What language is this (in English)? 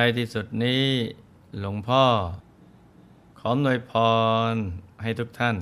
Thai